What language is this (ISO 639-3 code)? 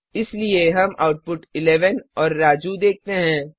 hin